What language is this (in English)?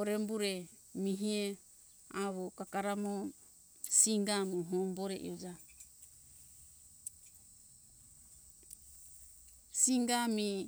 Hunjara-Kaina Ke